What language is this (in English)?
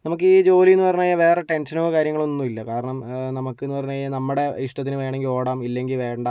Malayalam